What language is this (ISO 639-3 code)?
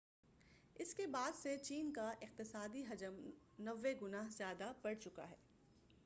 urd